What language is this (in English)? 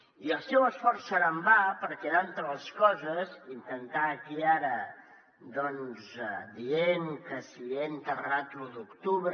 Catalan